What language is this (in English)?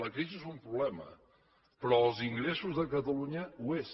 Catalan